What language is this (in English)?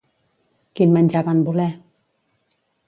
Catalan